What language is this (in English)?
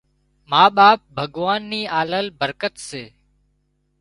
Wadiyara Koli